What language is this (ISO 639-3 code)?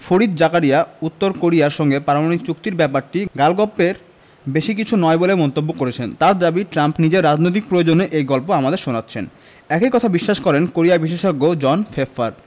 ben